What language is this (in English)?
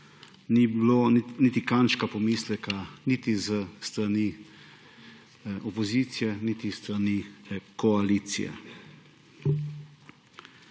Slovenian